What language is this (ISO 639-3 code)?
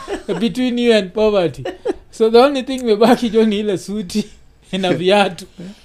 swa